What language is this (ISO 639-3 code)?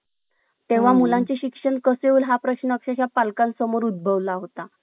mar